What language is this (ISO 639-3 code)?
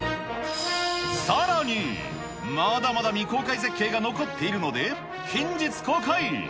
jpn